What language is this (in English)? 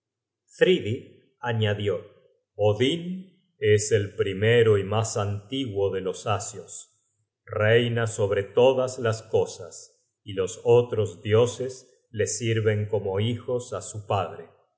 Spanish